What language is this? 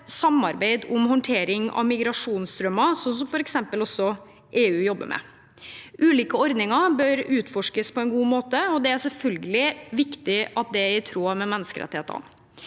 Norwegian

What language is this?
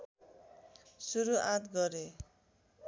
Nepali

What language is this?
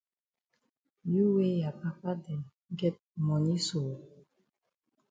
Cameroon Pidgin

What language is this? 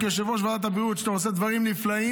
Hebrew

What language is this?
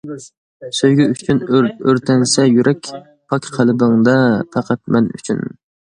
Uyghur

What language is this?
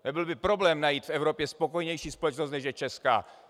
Czech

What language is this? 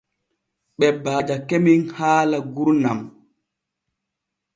Borgu Fulfulde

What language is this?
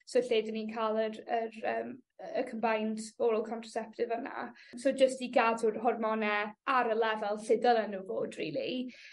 Welsh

